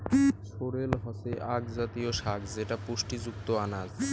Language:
Bangla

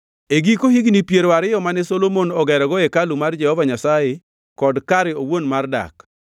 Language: Luo (Kenya and Tanzania)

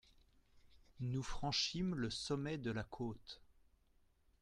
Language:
French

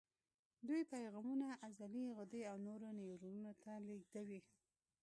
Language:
Pashto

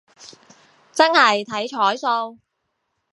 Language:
Cantonese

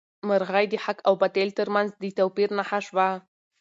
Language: Pashto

